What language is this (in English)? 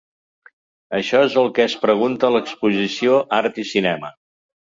Catalan